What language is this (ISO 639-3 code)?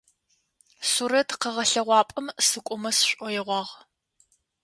ady